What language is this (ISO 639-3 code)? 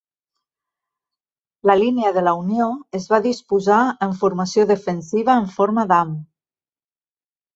cat